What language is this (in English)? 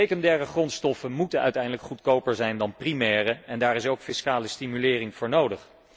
Dutch